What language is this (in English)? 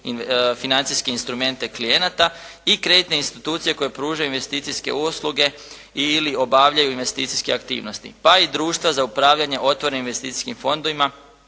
Croatian